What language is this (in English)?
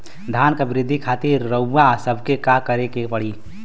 Bhojpuri